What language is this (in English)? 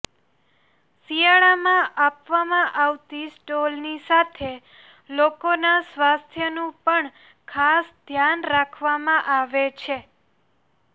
Gujarati